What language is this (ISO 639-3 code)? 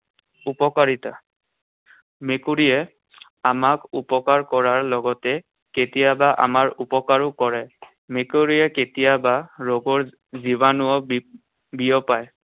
asm